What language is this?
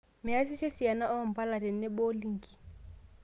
Masai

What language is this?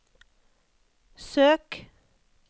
Norwegian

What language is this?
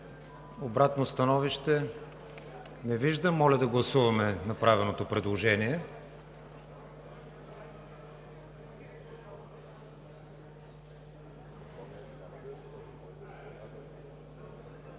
Bulgarian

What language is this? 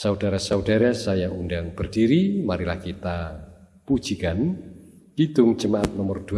Indonesian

